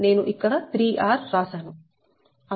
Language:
Telugu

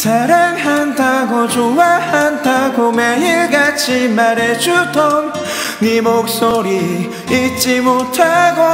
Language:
Korean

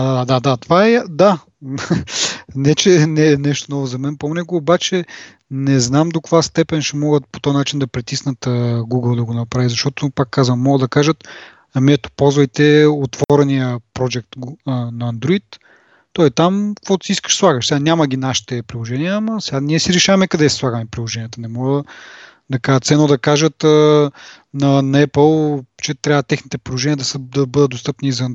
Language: Bulgarian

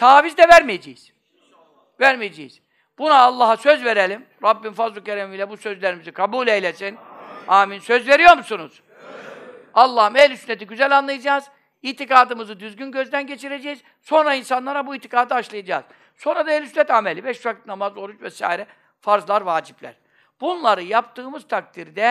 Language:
Turkish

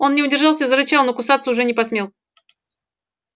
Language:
Russian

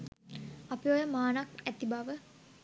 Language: Sinhala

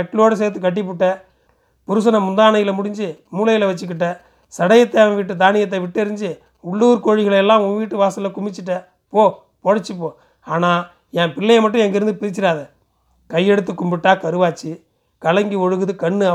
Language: Tamil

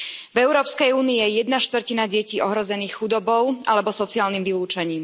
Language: Slovak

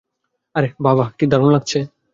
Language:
Bangla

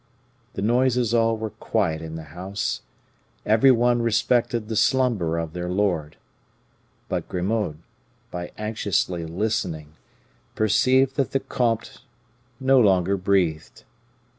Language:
English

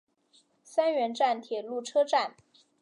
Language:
Chinese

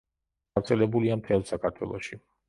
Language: Georgian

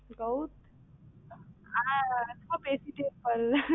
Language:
Tamil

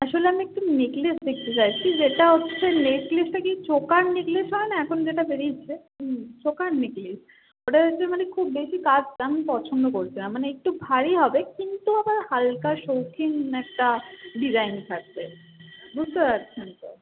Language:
Bangla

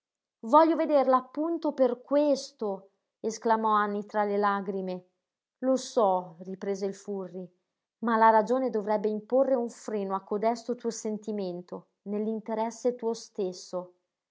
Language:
Italian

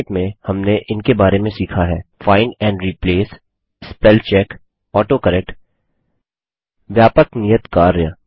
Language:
Hindi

